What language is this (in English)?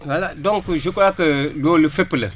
Wolof